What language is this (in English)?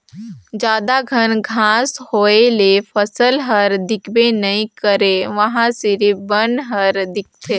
Chhattisgarhi